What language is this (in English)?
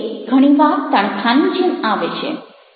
Gujarati